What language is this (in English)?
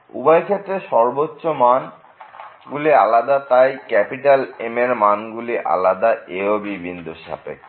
Bangla